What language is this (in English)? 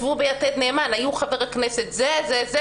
Hebrew